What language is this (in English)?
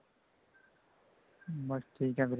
Punjabi